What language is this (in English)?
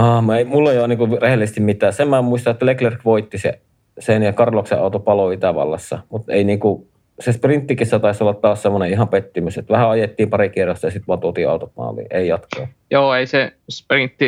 Finnish